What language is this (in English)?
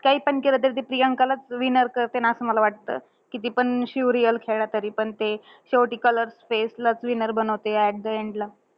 Marathi